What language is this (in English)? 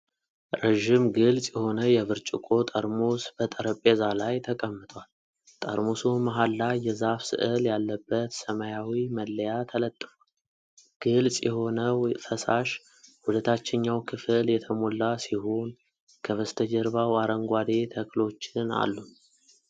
Amharic